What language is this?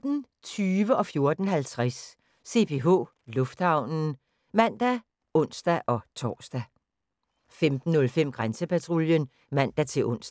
Danish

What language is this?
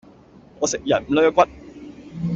Cantonese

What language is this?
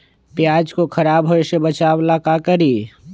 Magahi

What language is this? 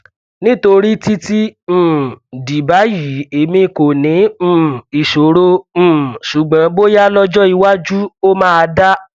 Yoruba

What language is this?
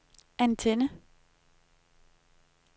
Danish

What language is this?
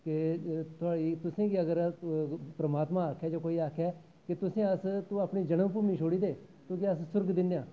Dogri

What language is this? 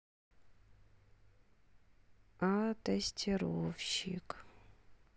Russian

